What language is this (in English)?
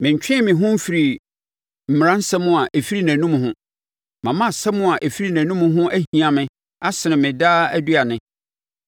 Akan